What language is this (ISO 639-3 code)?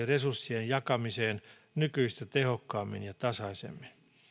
fin